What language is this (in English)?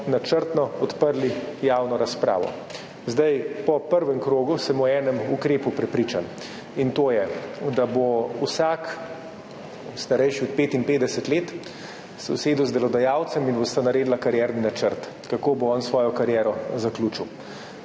Slovenian